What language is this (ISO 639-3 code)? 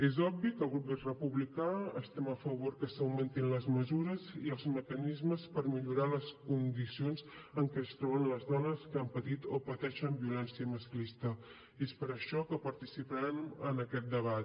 cat